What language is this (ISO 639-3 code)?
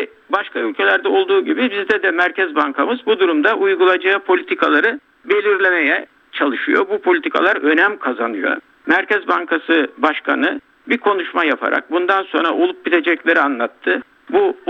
tur